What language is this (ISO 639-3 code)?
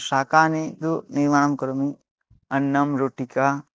san